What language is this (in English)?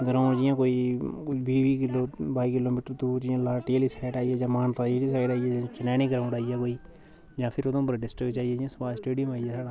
Dogri